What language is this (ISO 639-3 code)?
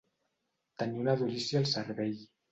cat